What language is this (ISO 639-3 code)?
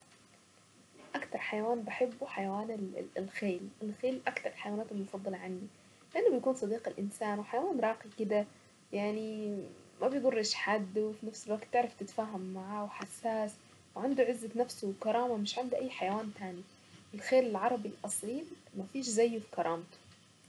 aec